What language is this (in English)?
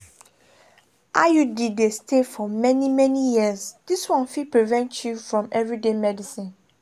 Nigerian Pidgin